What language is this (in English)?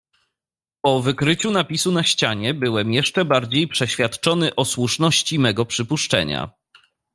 Polish